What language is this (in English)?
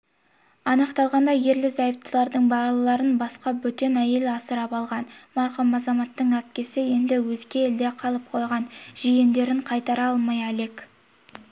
Kazakh